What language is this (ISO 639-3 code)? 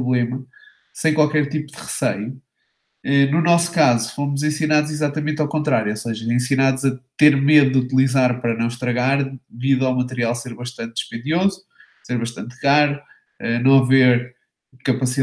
por